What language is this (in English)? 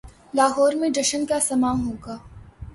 Urdu